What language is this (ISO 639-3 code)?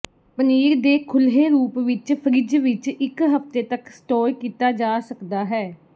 pan